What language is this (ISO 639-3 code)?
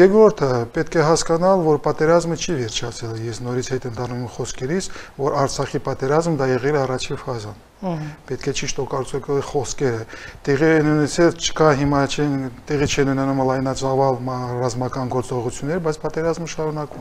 ron